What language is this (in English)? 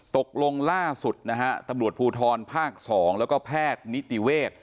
Thai